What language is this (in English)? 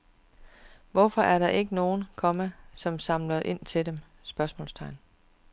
Danish